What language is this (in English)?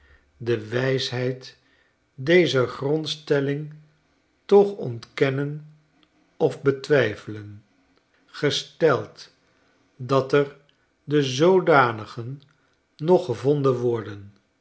Dutch